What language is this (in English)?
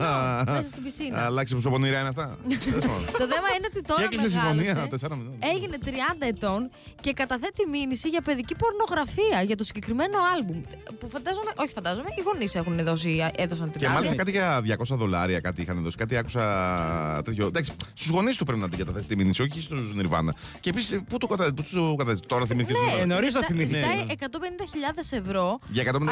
Greek